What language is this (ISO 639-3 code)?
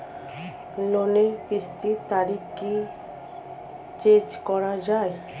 ben